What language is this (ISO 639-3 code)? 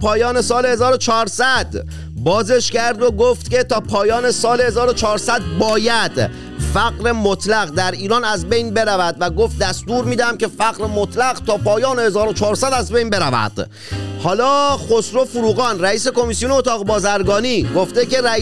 fas